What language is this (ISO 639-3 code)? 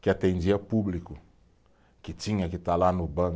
por